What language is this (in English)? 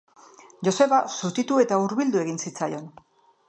Basque